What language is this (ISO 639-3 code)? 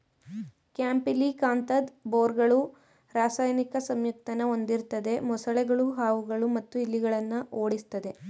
kan